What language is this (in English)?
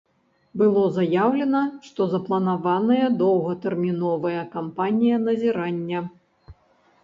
Belarusian